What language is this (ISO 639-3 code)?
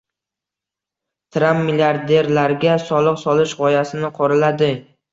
uzb